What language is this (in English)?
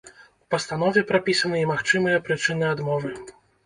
Belarusian